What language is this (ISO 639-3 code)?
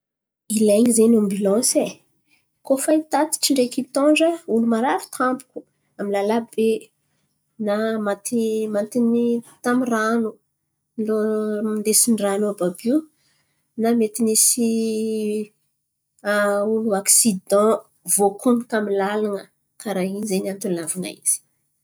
xmv